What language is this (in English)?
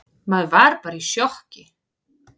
Icelandic